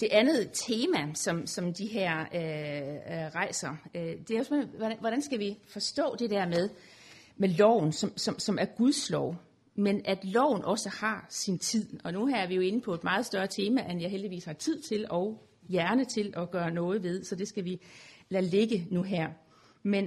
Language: Danish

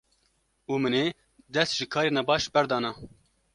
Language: Kurdish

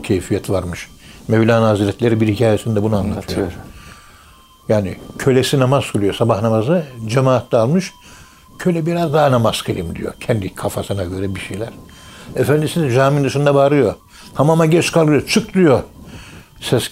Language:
Turkish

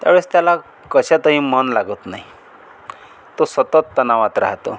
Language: Marathi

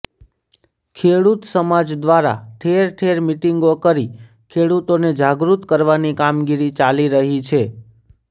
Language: Gujarati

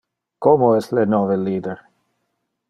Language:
Interlingua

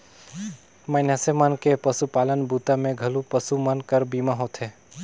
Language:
Chhattisgarhi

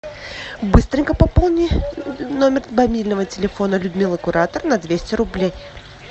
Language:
Russian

